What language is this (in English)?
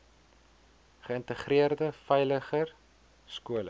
Afrikaans